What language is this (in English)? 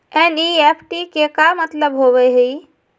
Magahi